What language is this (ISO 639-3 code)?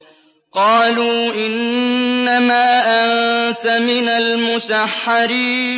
ara